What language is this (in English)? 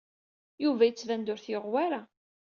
Kabyle